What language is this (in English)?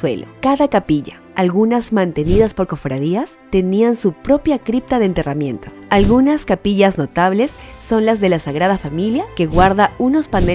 Spanish